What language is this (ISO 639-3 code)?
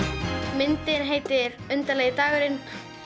isl